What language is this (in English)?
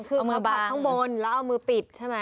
Thai